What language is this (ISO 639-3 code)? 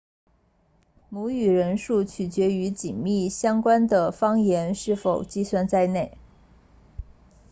zho